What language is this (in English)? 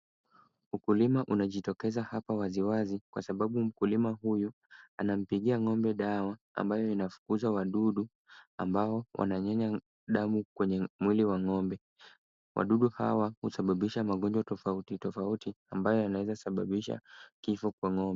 Swahili